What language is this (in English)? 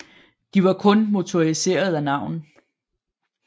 Danish